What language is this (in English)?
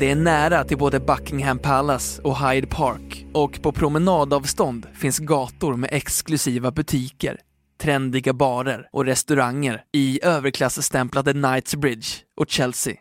Swedish